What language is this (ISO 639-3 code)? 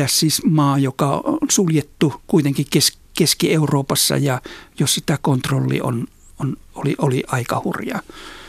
fin